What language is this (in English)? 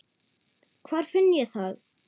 Icelandic